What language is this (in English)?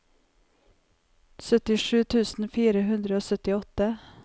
Norwegian